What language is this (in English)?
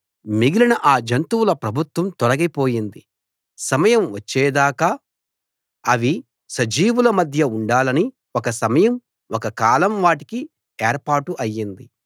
Telugu